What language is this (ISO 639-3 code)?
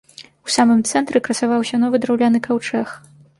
bel